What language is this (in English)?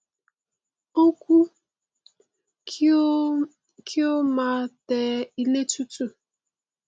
Yoruba